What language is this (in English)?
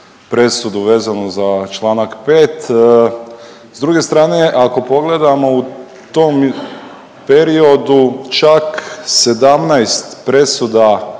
Croatian